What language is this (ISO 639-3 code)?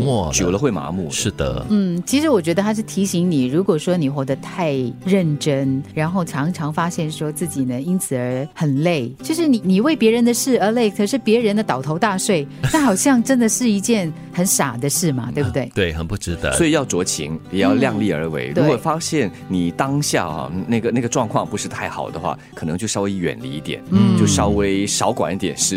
zho